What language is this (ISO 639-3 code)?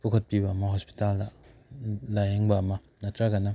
mni